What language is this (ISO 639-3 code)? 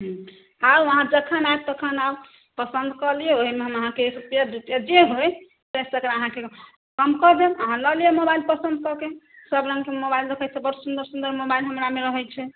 mai